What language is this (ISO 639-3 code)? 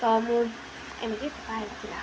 ori